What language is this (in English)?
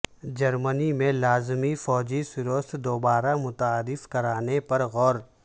Urdu